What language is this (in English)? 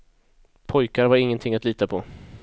Swedish